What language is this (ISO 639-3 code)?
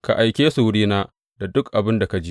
hau